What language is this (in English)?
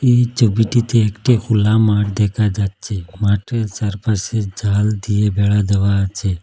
Bangla